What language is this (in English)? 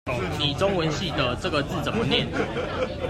Chinese